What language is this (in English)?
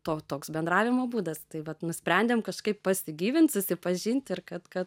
Lithuanian